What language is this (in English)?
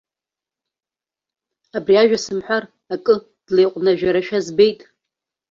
Abkhazian